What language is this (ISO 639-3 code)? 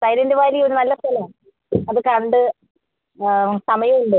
mal